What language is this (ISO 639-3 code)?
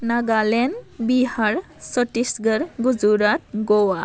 brx